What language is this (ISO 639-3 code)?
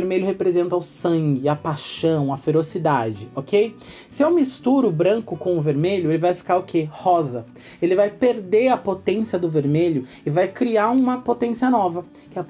por